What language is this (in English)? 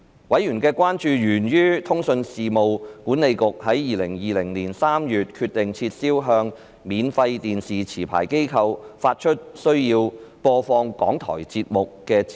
Cantonese